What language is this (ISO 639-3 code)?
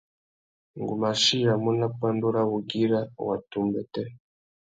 bag